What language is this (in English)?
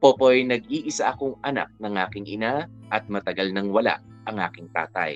Filipino